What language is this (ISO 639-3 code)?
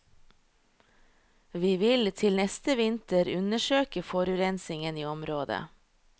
nor